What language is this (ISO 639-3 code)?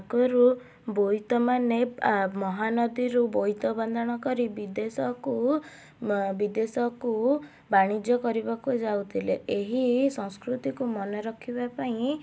ori